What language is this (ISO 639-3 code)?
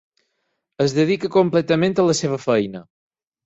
cat